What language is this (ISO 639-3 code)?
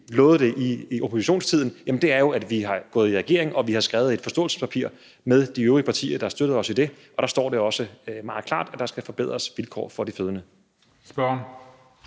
dan